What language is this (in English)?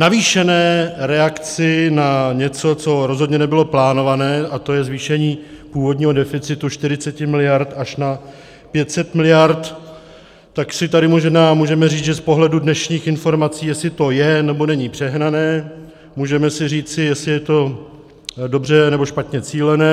Czech